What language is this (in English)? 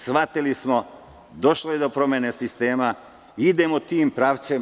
Serbian